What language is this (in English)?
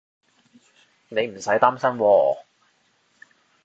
Cantonese